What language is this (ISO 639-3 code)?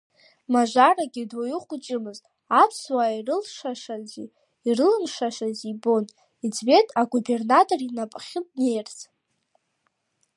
abk